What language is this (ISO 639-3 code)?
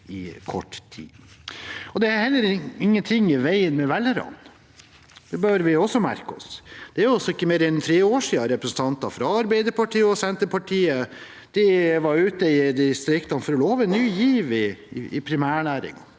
nor